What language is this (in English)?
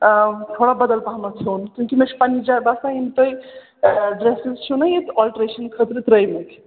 Kashmiri